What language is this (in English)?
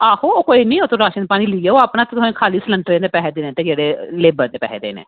Dogri